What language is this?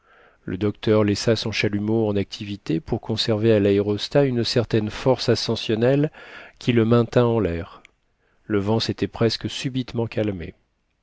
French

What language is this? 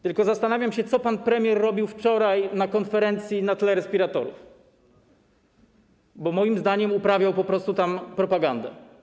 Polish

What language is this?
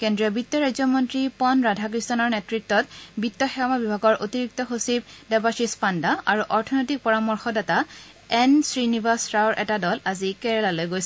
Assamese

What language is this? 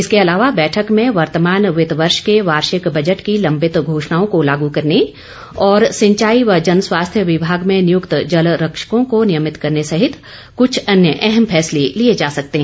Hindi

